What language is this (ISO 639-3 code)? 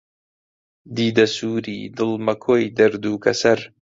ckb